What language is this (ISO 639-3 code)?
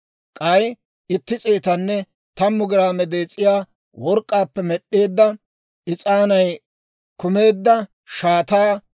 dwr